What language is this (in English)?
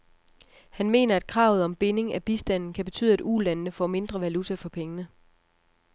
Danish